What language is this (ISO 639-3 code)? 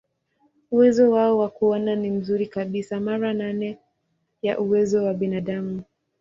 swa